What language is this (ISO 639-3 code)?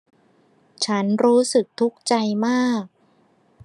tha